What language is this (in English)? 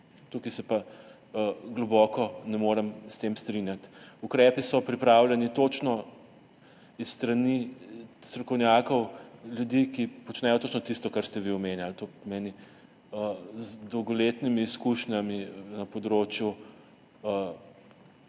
Slovenian